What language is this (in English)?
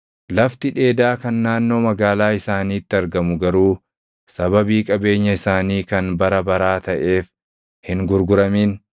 Oromo